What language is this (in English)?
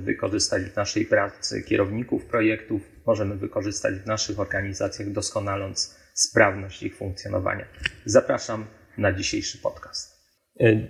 Polish